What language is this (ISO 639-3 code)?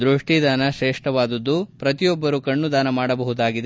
kan